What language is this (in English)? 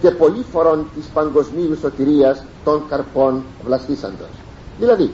Greek